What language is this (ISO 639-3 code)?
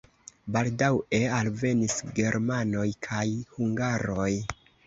epo